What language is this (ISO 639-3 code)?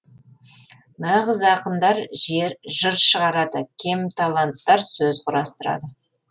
kaz